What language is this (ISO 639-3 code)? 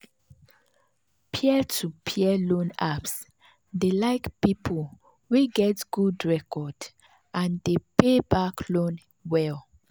pcm